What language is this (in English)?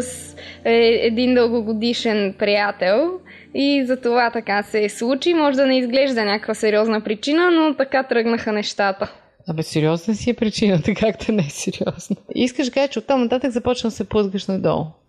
Bulgarian